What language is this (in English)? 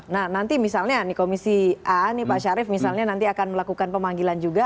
Indonesian